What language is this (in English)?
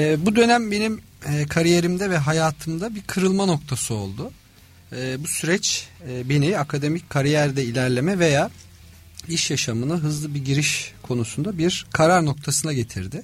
Turkish